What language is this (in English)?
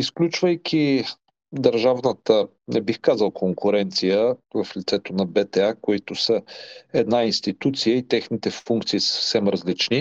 Bulgarian